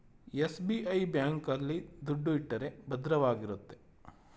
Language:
Kannada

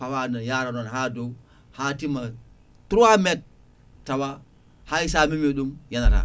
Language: Fula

